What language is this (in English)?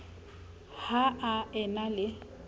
Southern Sotho